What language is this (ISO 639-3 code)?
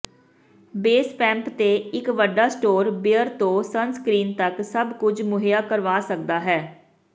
pan